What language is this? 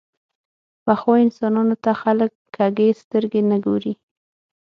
Pashto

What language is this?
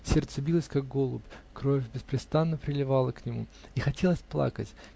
Russian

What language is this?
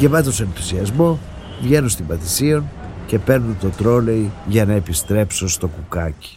Greek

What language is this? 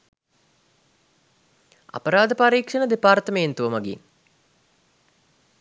Sinhala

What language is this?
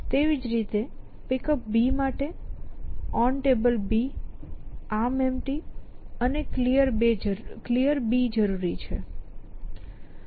Gujarati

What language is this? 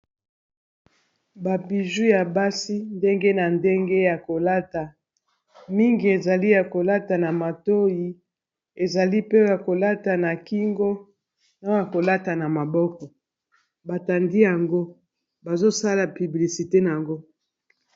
Lingala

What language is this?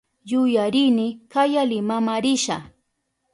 Southern Pastaza Quechua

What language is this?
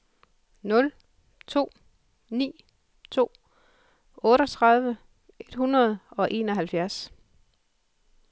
Danish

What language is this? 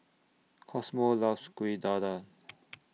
English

